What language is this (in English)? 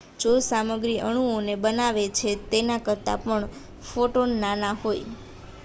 Gujarati